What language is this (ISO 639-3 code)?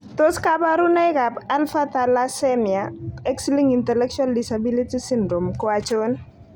kln